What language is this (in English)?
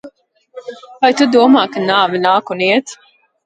Latvian